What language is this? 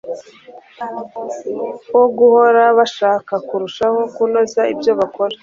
Kinyarwanda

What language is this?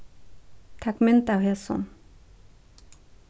Faroese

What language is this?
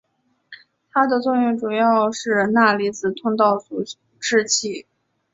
Chinese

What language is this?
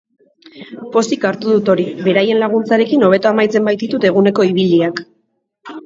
Basque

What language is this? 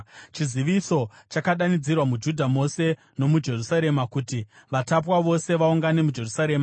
Shona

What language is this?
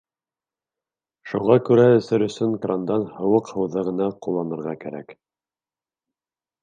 Bashkir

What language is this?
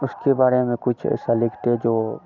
Hindi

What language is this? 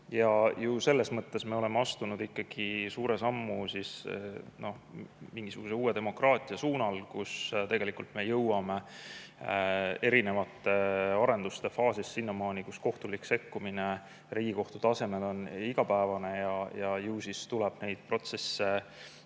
Estonian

